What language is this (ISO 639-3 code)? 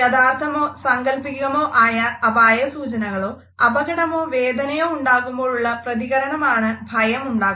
mal